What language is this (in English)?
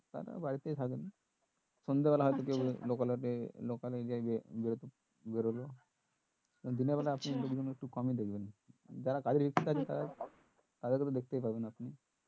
Bangla